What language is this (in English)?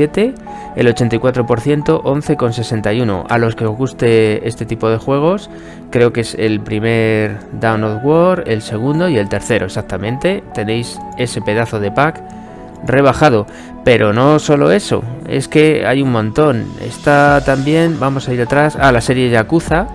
Spanish